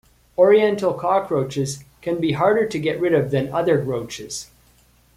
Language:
English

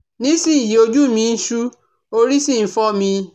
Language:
Yoruba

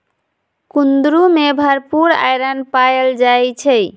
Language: Magahi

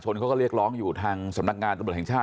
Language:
Thai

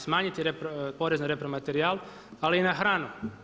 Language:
Croatian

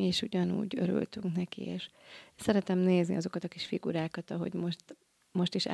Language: Hungarian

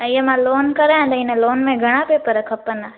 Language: Sindhi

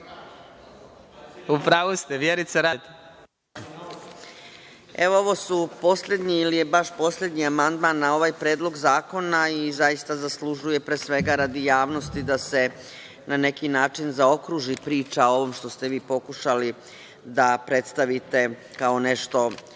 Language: Serbian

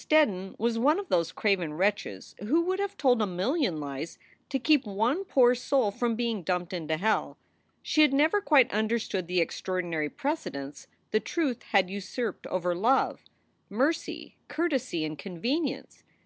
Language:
English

